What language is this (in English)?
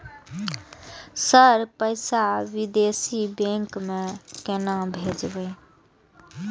Maithili